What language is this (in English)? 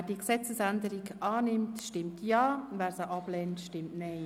Swiss German